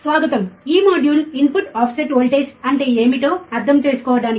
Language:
Telugu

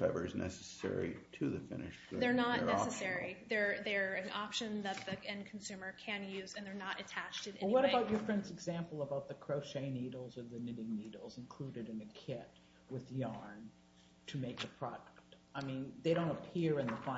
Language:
English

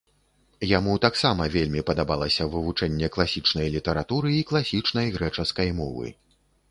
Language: Belarusian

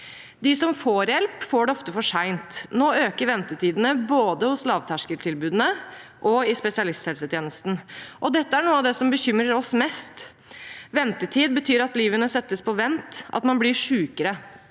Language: Norwegian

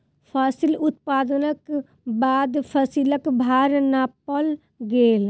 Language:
Maithili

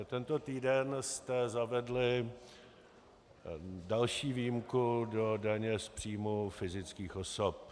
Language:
Czech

